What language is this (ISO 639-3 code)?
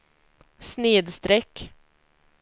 swe